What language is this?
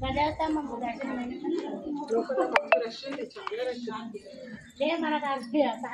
Indonesian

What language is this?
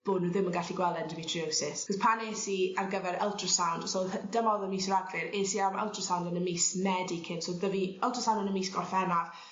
Welsh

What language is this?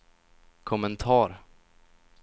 Swedish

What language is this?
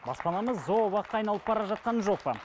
Kazakh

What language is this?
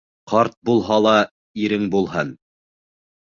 Bashkir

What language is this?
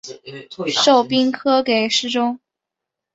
Chinese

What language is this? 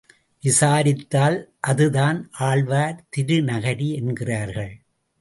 Tamil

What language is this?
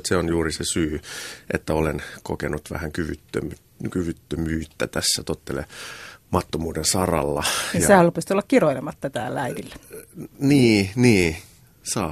Finnish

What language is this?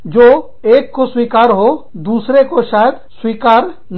Hindi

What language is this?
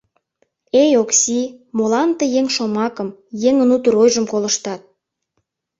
Mari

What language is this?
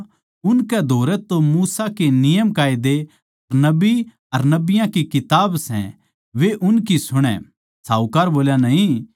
Haryanvi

